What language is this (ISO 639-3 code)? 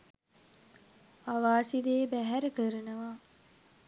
sin